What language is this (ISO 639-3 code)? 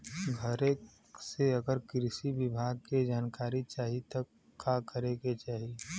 bho